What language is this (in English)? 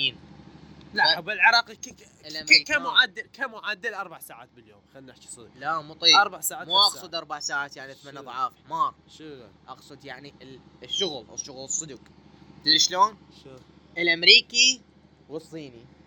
Arabic